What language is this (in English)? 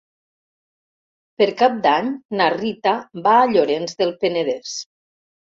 Catalan